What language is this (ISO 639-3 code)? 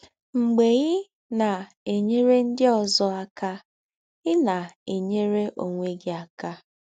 ibo